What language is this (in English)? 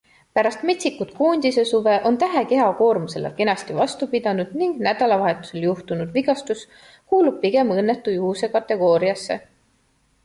Estonian